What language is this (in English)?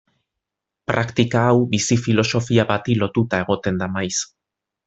Basque